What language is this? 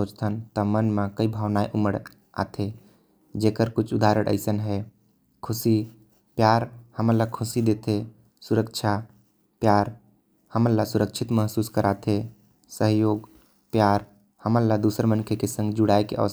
Korwa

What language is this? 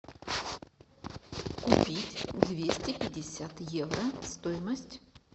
Russian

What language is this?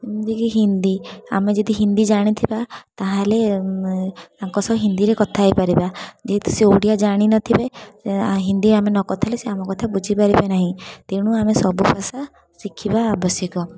Odia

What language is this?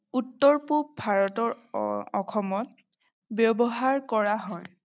Assamese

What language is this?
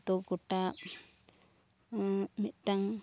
Santali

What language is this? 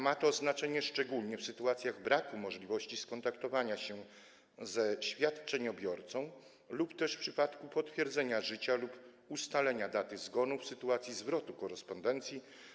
Polish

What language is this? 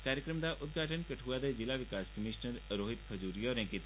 Dogri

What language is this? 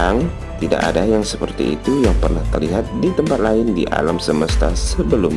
Indonesian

